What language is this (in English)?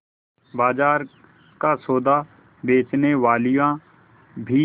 Hindi